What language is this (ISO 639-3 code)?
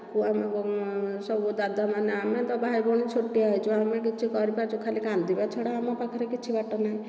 ori